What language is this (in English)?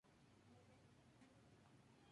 Spanish